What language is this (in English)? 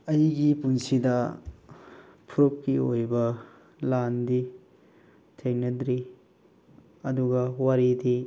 Manipuri